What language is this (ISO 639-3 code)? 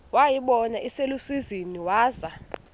xho